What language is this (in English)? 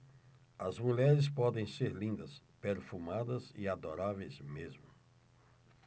Portuguese